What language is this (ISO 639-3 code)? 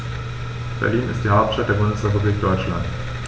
deu